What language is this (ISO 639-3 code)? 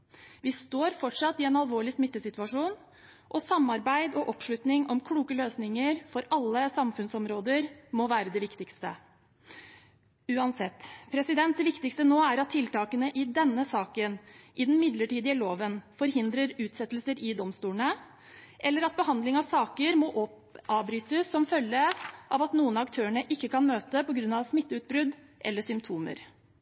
nob